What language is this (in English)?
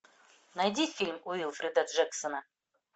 Russian